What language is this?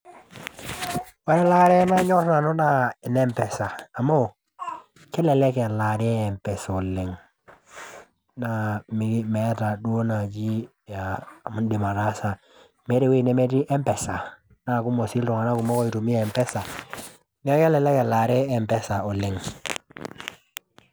Masai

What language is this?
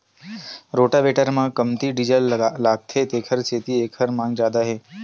Chhattisgarhi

